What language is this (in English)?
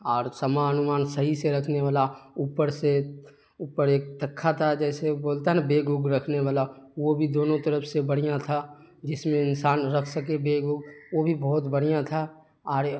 Urdu